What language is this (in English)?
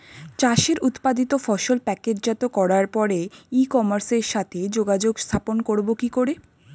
Bangla